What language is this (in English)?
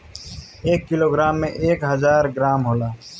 Bhojpuri